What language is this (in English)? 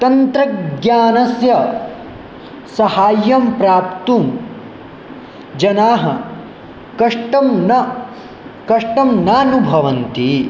Sanskrit